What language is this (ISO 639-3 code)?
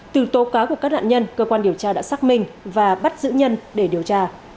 vie